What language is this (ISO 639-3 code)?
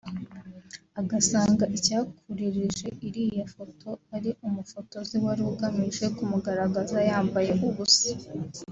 kin